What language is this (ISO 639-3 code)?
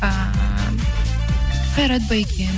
kaz